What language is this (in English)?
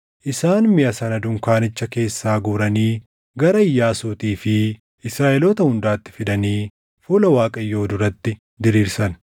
Oromo